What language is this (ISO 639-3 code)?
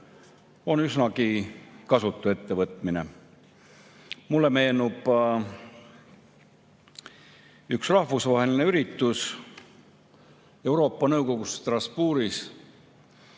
est